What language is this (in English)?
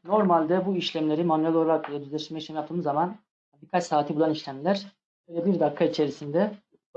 Turkish